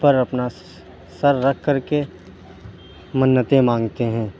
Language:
Urdu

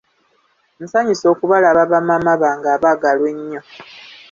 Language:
Ganda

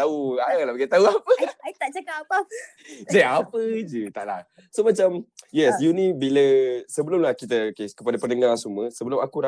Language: Malay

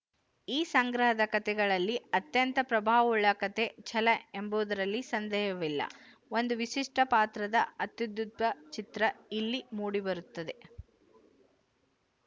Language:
Kannada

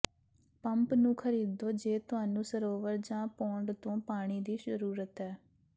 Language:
Punjabi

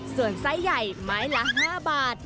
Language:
Thai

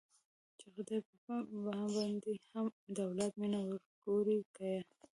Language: Pashto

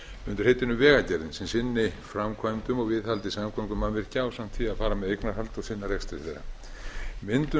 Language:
Icelandic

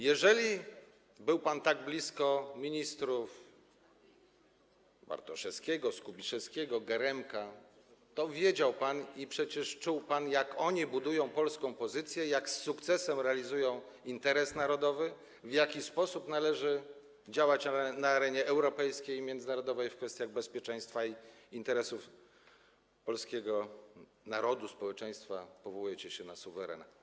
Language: Polish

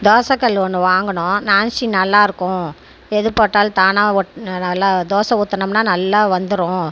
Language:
Tamil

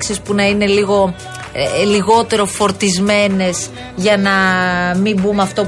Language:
Greek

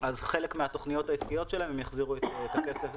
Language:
Hebrew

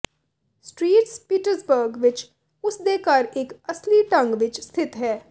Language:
Punjabi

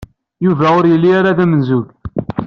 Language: Kabyle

